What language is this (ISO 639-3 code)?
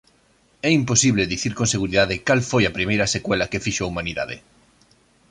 glg